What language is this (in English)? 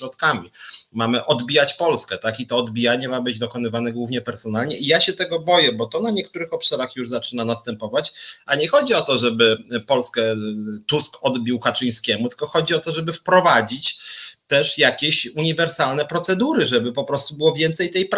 Polish